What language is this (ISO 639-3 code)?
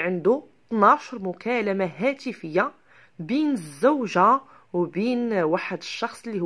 ara